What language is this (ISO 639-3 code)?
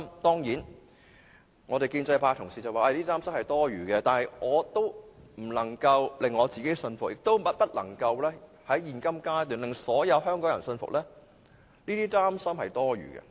yue